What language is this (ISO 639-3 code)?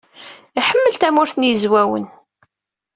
kab